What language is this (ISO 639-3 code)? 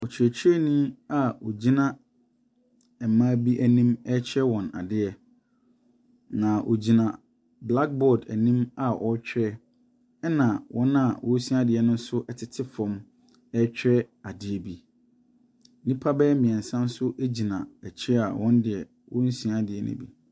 aka